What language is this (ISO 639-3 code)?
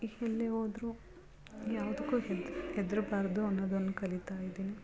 kan